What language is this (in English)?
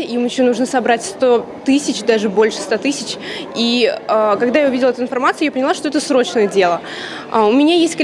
Russian